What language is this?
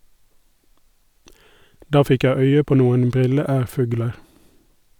Norwegian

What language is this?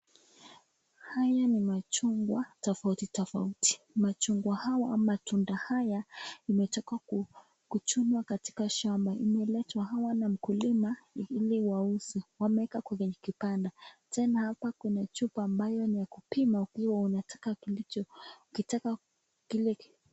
Swahili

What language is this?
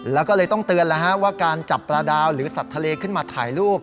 Thai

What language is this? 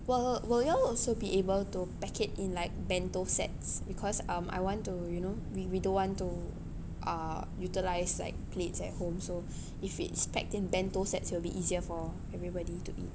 English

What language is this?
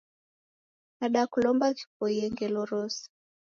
Taita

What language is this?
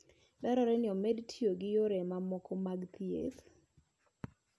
Luo (Kenya and Tanzania)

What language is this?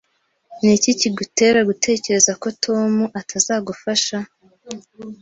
Kinyarwanda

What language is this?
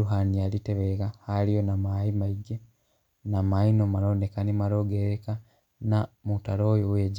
Kikuyu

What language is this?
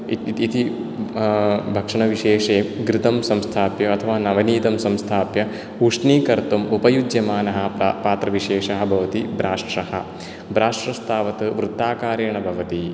Sanskrit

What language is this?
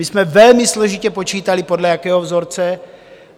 Czech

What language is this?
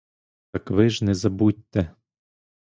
Ukrainian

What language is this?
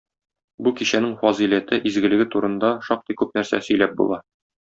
Tatar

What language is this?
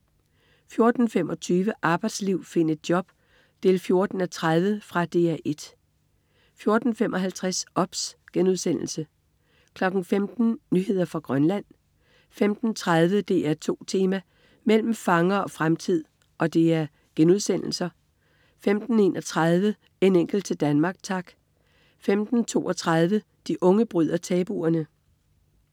Danish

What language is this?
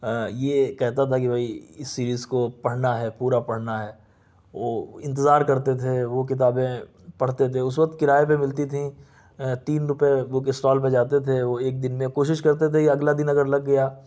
Urdu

